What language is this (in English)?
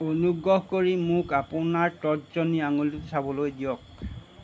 Assamese